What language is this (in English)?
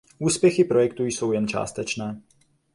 Czech